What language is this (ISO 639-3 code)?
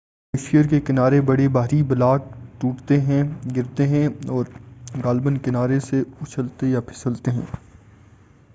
urd